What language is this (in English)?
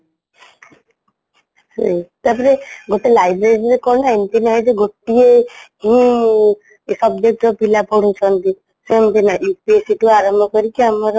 Odia